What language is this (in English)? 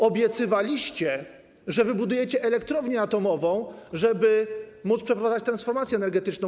Polish